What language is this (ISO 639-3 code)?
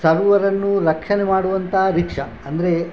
kan